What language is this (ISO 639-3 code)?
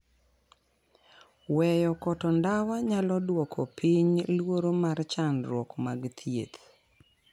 luo